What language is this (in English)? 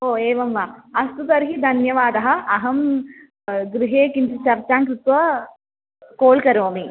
Sanskrit